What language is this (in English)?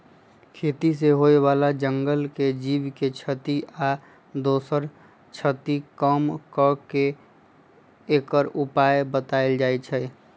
Magahi